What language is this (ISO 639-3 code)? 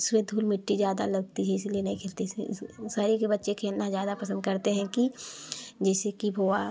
hin